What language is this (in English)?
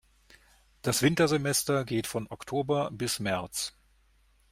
German